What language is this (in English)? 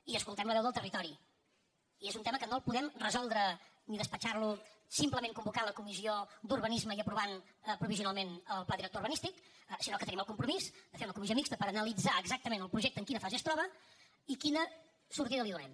Catalan